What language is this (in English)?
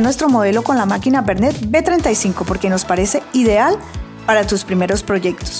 Spanish